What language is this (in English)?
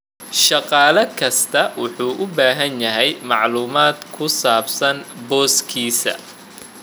Somali